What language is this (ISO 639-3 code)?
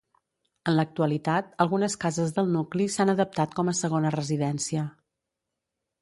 cat